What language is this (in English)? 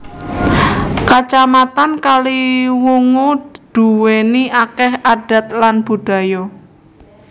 Javanese